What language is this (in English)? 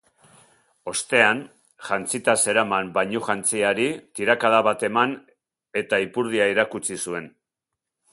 Basque